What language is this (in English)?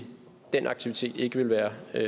Danish